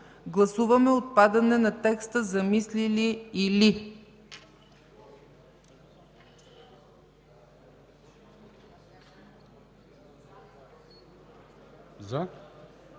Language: Bulgarian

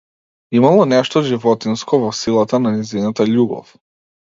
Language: Macedonian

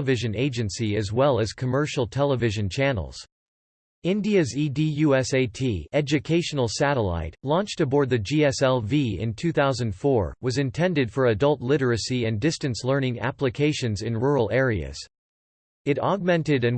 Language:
English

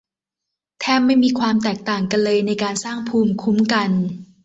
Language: Thai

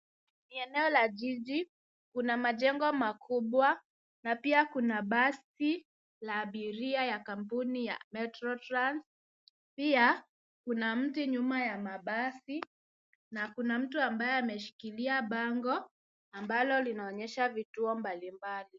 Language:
Swahili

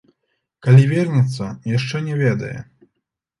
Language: Belarusian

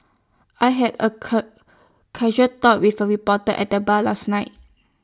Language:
English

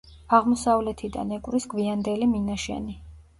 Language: Georgian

